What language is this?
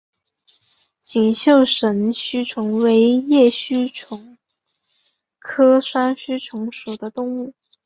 Chinese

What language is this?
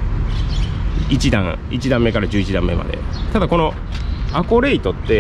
Japanese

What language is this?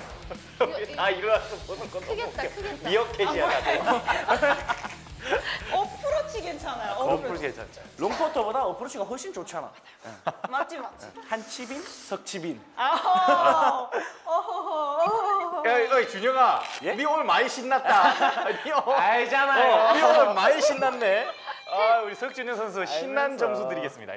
Korean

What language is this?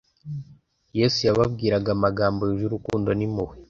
Kinyarwanda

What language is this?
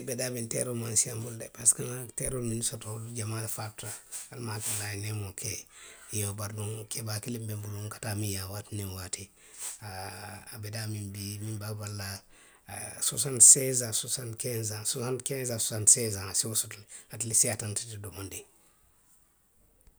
Western Maninkakan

